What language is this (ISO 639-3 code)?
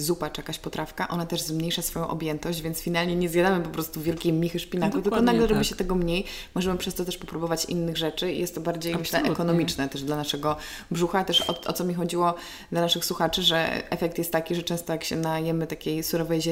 pol